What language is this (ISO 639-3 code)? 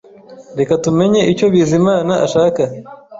kin